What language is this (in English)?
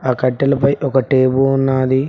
Telugu